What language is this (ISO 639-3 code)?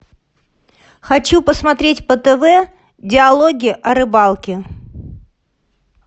rus